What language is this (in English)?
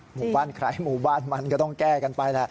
Thai